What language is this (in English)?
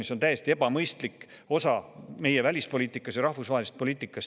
Estonian